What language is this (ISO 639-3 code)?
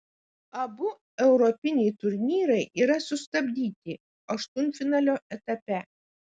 lit